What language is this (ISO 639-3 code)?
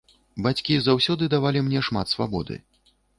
bel